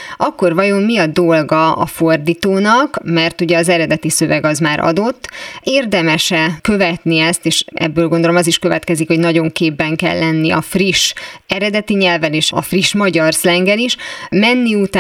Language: Hungarian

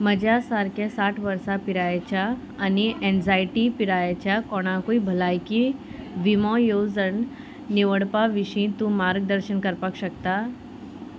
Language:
Konkani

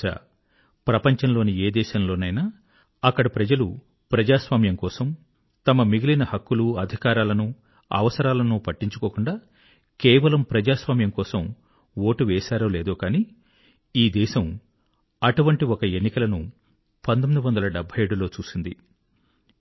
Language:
Telugu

